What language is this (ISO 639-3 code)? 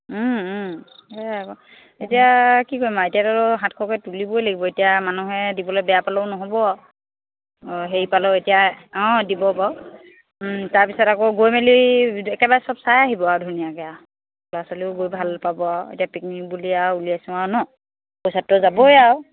asm